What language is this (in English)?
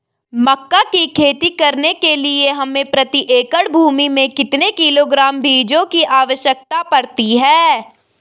Hindi